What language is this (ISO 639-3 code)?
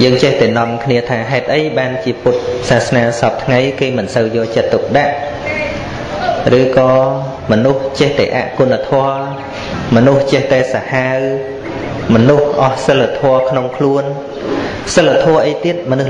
vie